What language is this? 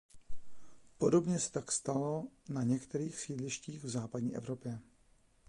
Czech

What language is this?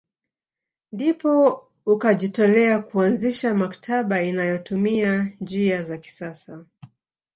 Swahili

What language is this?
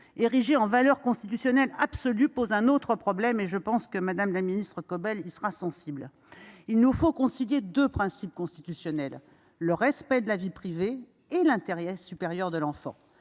French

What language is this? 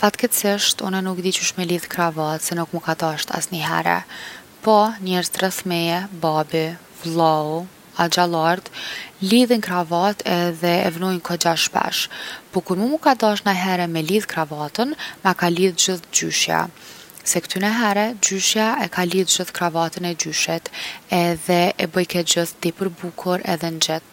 Gheg Albanian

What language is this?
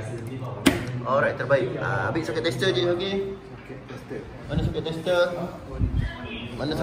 Malay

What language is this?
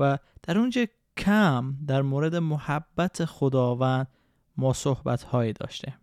Persian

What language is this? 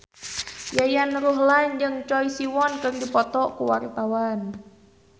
Sundanese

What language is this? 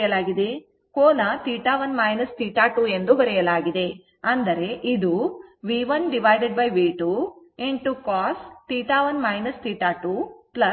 Kannada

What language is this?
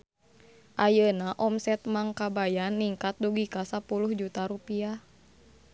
Sundanese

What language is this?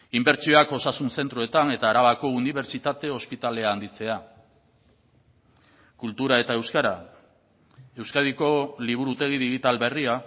Basque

